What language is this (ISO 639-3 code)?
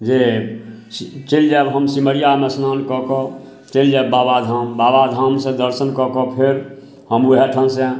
mai